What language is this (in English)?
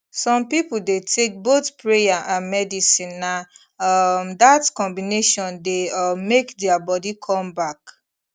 Nigerian Pidgin